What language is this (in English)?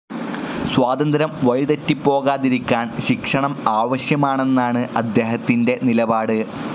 Malayalam